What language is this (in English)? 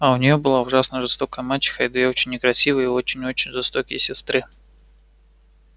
Russian